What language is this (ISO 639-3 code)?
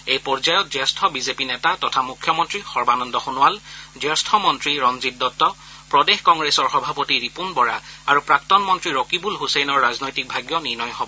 asm